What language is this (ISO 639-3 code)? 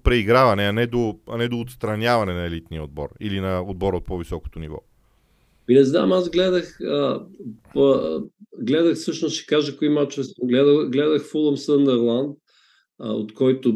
bul